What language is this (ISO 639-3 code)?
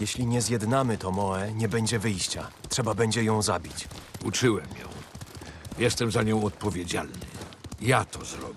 pol